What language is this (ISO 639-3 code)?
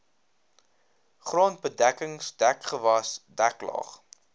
afr